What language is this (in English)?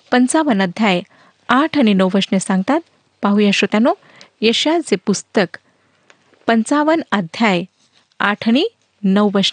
Marathi